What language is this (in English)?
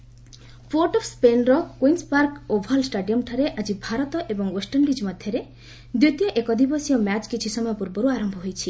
Odia